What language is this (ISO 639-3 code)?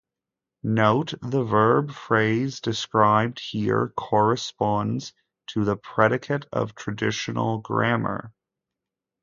eng